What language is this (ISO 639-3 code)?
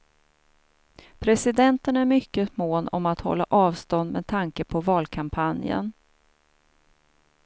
swe